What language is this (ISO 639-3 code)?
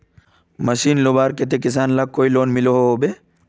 mag